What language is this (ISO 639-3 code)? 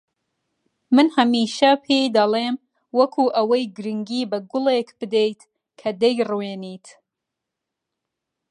ckb